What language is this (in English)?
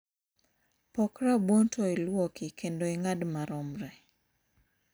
Luo (Kenya and Tanzania)